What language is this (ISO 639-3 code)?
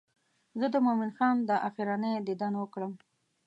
pus